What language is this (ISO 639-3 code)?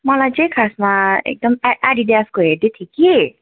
nep